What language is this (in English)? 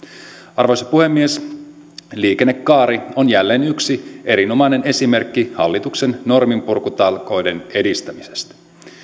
Finnish